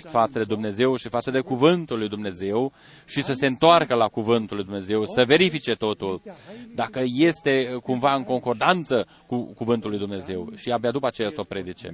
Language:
Romanian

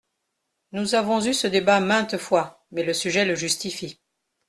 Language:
French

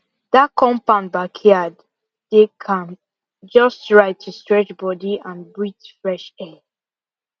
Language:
Nigerian Pidgin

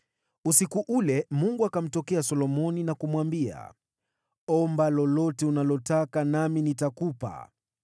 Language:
Swahili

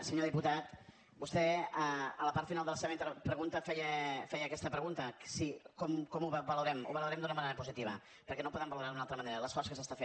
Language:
Catalan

